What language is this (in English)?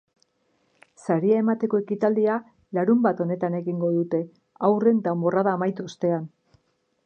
Basque